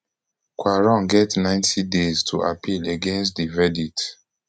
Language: Nigerian Pidgin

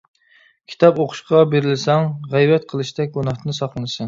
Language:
Uyghur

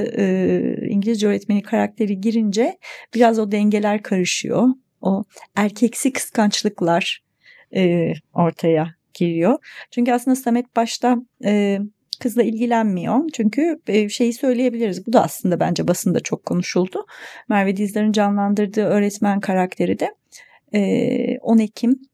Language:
Turkish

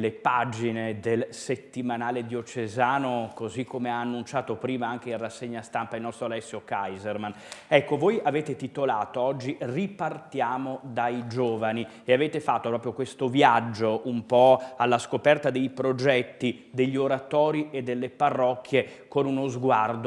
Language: Italian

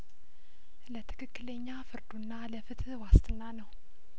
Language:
Amharic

